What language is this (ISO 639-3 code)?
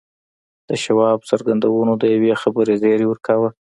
pus